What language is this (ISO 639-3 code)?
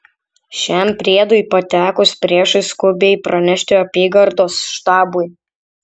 lit